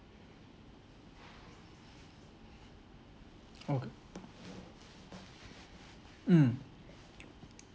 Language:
English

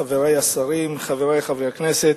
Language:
Hebrew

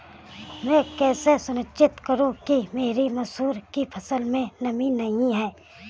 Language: Hindi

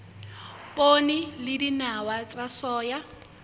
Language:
Southern Sotho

